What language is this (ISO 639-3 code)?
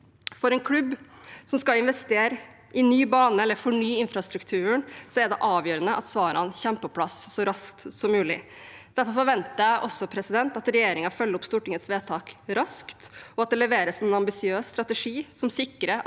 nor